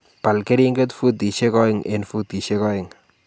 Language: Kalenjin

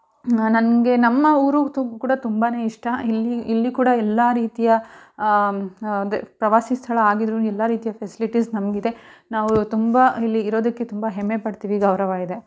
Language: Kannada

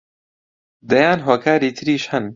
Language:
Central Kurdish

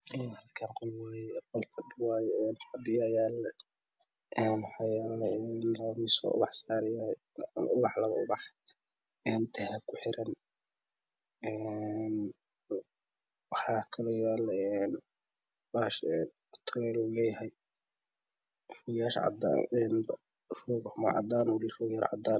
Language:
Somali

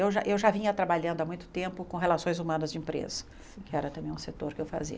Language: Portuguese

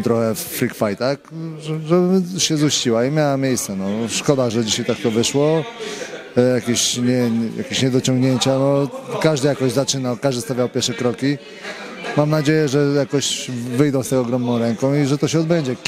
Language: Polish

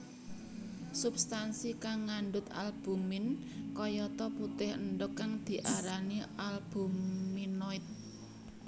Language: Javanese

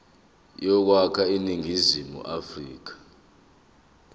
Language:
Zulu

